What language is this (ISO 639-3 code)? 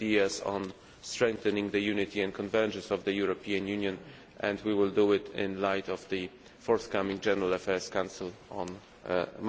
eng